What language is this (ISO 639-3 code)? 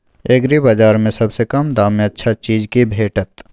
mai